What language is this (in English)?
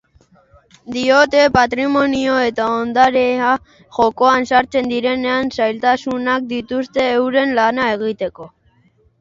Basque